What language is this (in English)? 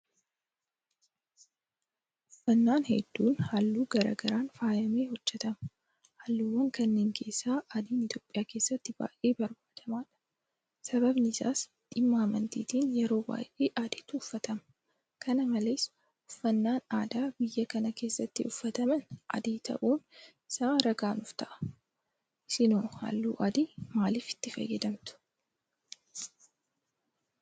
Oromo